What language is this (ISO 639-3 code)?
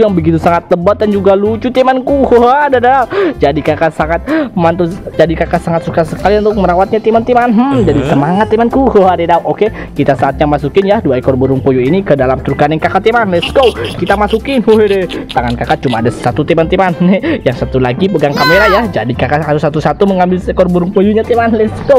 ind